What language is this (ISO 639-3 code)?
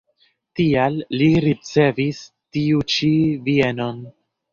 epo